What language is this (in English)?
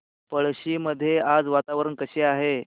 Marathi